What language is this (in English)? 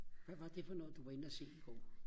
Danish